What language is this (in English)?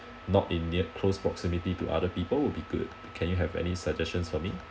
English